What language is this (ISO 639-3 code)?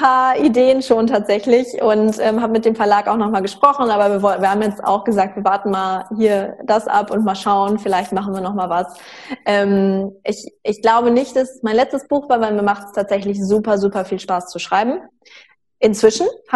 deu